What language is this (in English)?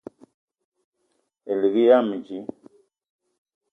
Eton (Cameroon)